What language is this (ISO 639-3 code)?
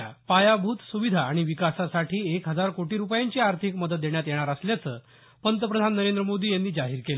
mar